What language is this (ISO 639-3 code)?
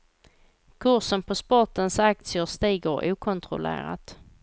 swe